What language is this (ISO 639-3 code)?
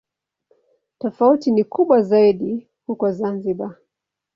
swa